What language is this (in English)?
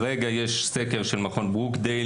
Hebrew